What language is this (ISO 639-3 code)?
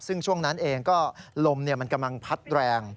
tha